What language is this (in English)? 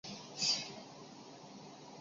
Chinese